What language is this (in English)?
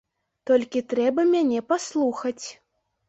Belarusian